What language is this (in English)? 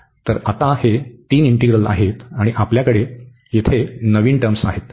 Marathi